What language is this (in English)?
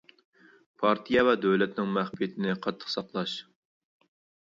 Uyghur